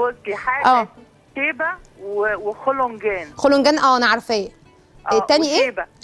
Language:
Arabic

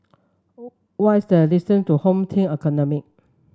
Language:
English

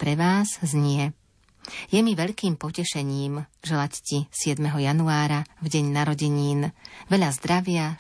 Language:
Slovak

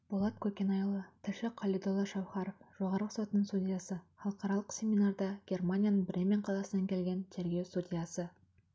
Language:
Kazakh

